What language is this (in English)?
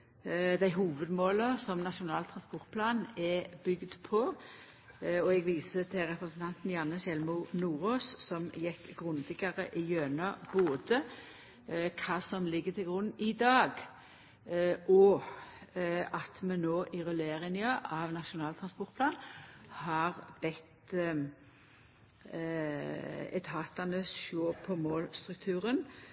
Norwegian Nynorsk